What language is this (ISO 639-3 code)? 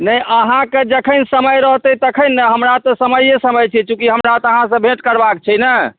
mai